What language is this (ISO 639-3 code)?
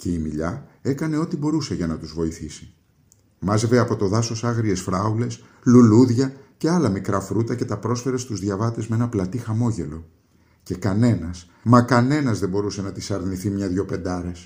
ell